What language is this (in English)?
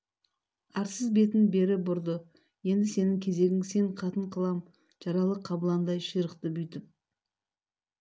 Kazakh